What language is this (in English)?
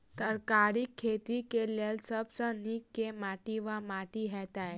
Maithili